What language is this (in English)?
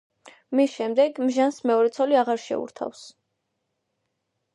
Georgian